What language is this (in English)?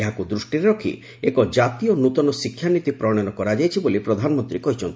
Odia